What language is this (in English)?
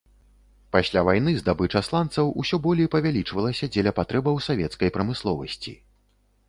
Belarusian